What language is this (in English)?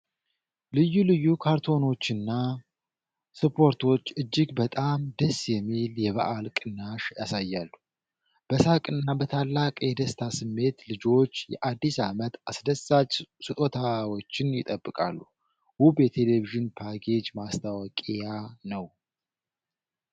Amharic